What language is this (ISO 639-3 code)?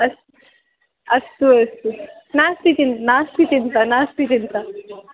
san